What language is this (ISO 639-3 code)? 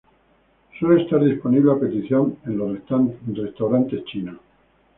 spa